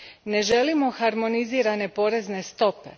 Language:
Croatian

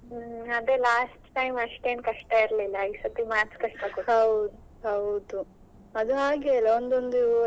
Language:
Kannada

